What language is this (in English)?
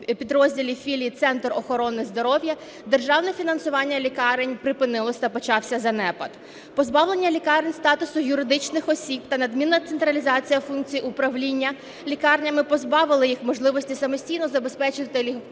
Ukrainian